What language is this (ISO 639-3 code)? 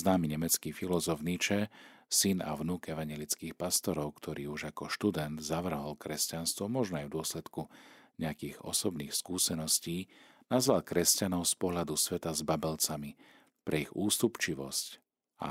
slk